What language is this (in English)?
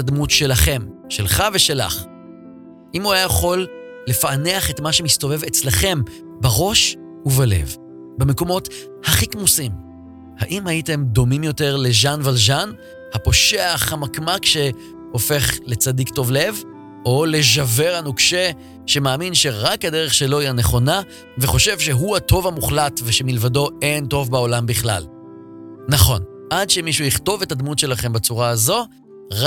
Hebrew